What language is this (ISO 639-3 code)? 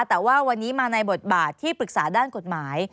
tha